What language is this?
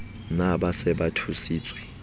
Southern Sotho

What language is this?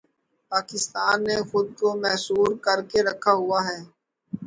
Urdu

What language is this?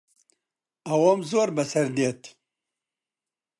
Central Kurdish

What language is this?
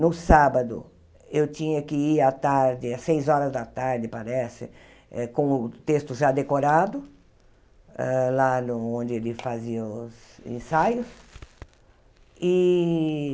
Portuguese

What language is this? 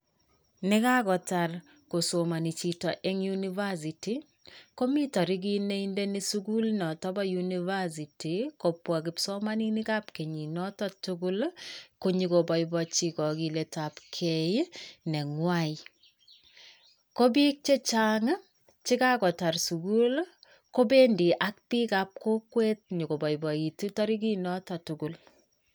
Kalenjin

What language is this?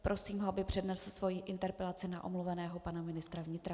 Czech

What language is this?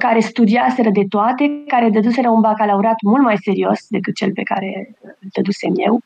Romanian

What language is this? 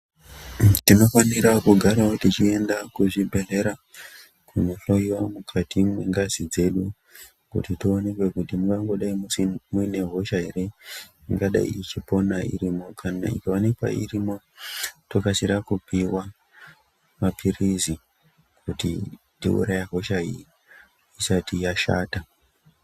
Ndau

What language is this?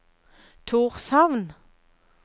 Norwegian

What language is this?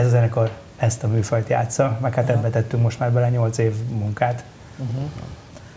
Hungarian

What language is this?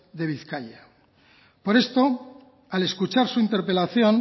Spanish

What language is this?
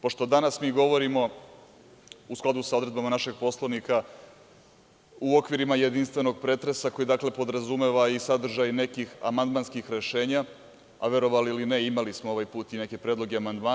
Serbian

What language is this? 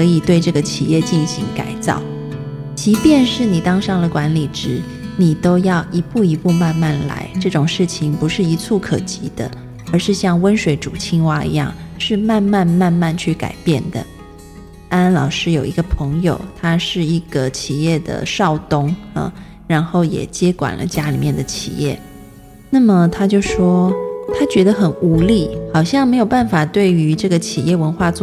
Chinese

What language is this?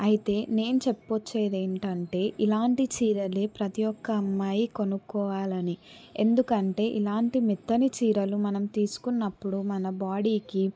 Telugu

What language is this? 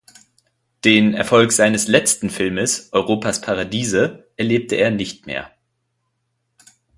German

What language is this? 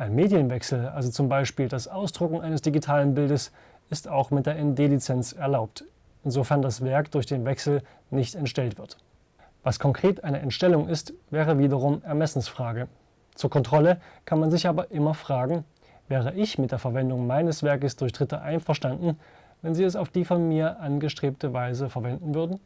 German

